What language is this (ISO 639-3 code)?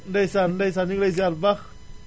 wol